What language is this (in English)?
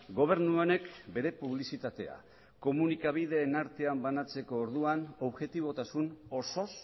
Basque